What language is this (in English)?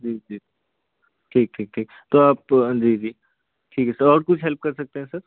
Hindi